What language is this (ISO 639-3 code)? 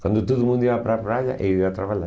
por